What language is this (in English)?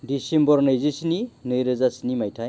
Bodo